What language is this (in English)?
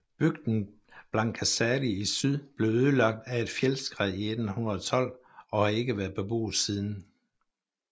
Danish